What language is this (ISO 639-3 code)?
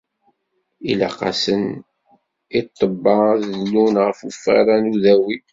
kab